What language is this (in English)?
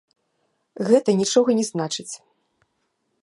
Belarusian